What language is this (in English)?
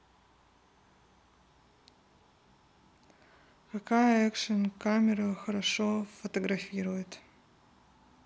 Russian